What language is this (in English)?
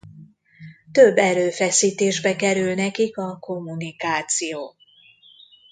Hungarian